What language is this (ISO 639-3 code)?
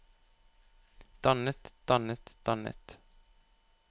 nor